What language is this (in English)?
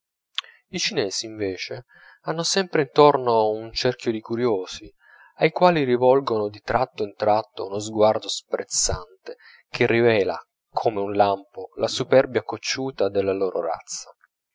Italian